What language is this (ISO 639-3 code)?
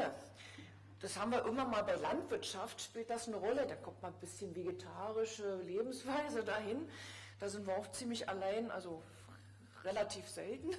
deu